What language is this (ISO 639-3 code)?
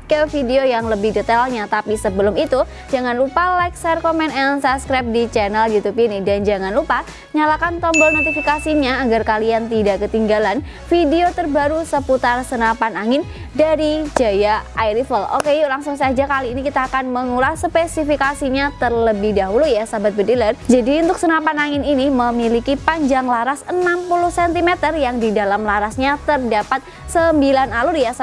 ind